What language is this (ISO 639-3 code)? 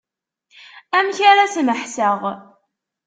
kab